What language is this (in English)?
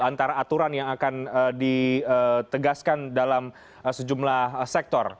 Indonesian